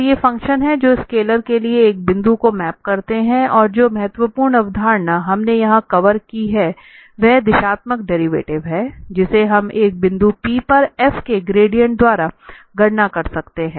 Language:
Hindi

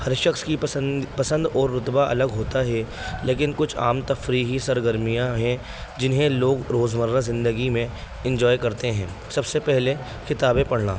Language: Urdu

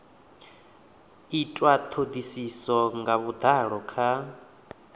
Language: Venda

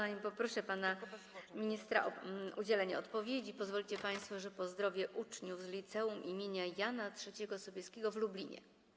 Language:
Polish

